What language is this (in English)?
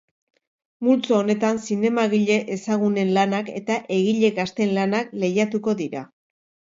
Basque